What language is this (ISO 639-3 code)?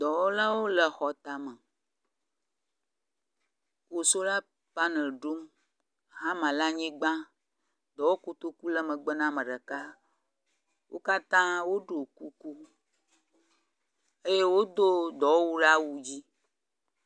ewe